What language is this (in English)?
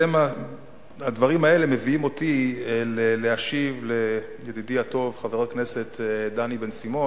Hebrew